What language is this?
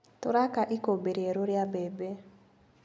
Kikuyu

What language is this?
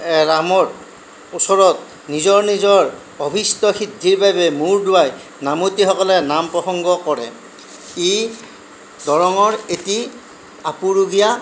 Assamese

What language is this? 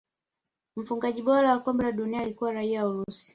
Swahili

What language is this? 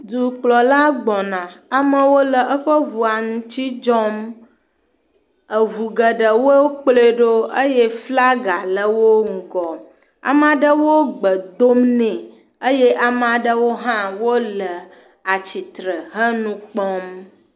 Ewe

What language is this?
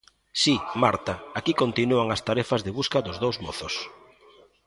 Galician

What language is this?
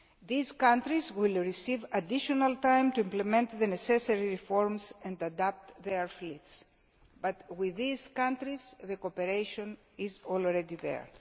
English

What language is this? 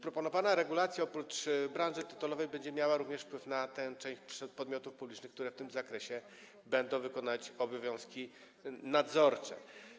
Polish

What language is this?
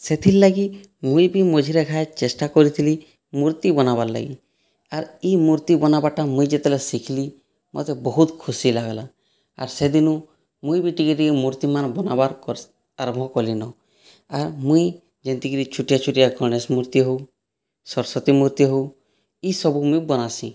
Odia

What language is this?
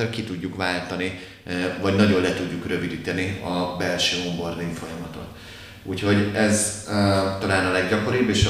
Hungarian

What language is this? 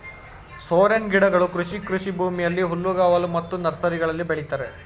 Kannada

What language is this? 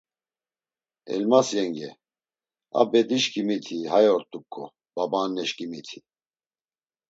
Laz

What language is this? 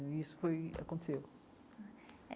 Portuguese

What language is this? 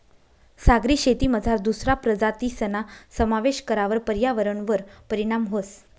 Marathi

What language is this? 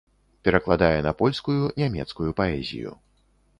Belarusian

